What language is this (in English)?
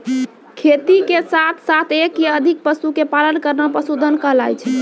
Maithili